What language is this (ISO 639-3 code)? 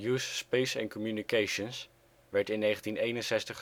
nld